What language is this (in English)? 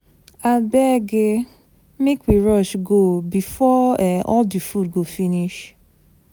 Nigerian Pidgin